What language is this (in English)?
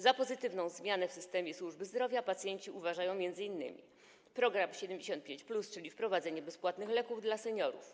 Polish